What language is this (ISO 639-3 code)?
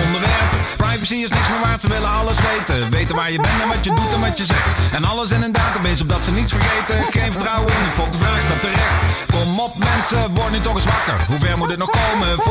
nld